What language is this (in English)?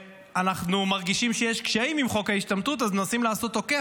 Hebrew